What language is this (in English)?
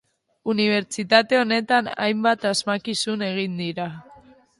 Basque